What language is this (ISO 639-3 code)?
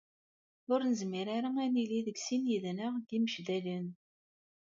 kab